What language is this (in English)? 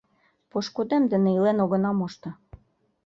Mari